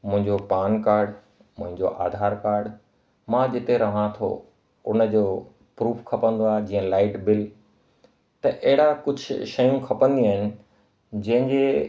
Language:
Sindhi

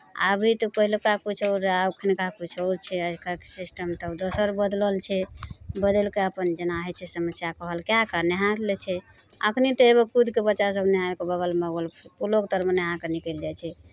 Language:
Maithili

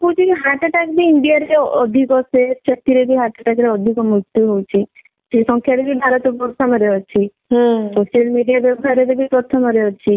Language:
Odia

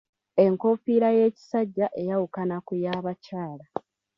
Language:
Ganda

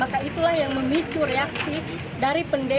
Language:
Indonesian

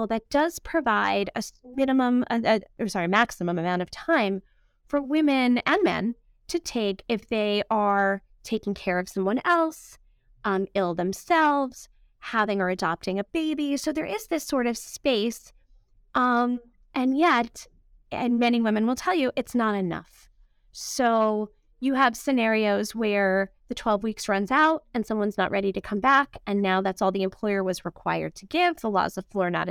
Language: English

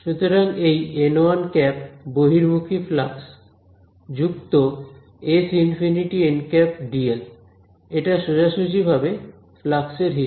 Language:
Bangla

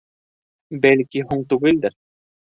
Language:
Bashkir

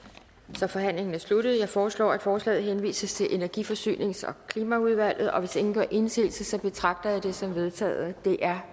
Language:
Danish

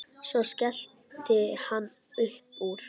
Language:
Icelandic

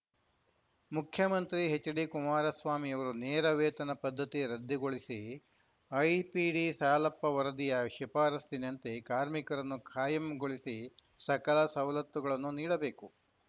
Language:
Kannada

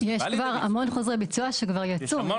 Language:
Hebrew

